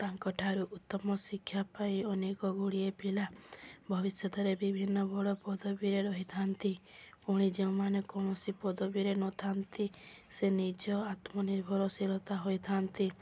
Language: Odia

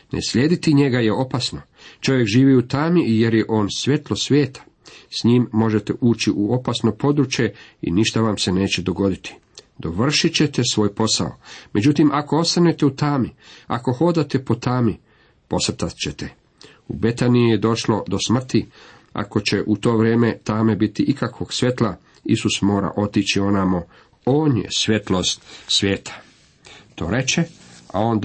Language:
Croatian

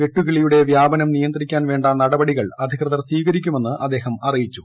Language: Malayalam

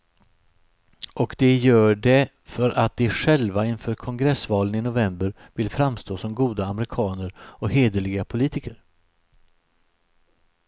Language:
Swedish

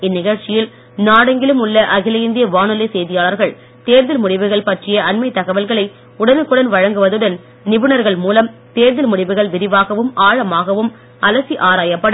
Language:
Tamil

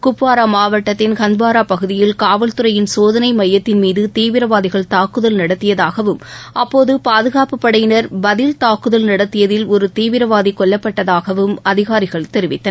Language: Tamil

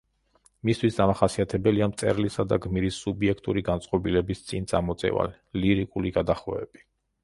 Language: Georgian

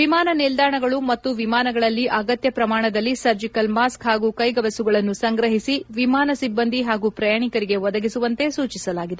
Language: Kannada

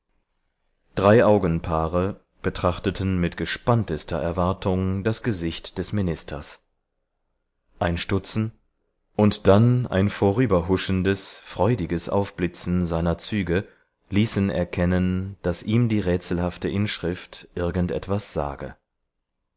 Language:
German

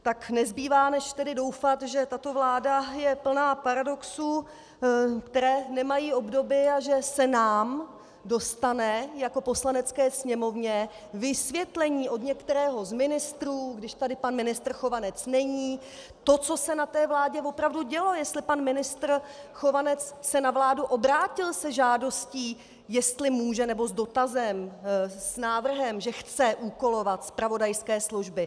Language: Czech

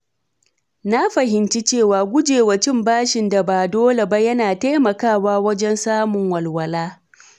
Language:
Hausa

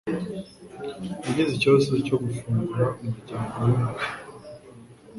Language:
Kinyarwanda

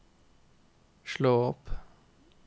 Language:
Norwegian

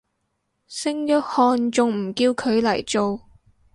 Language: Cantonese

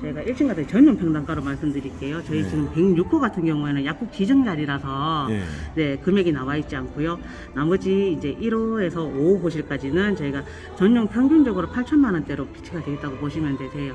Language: Korean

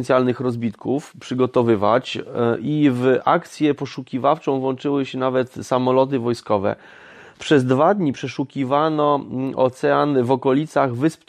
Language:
Polish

